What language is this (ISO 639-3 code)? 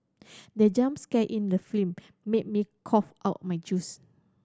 eng